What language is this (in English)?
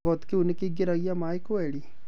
Kikuyu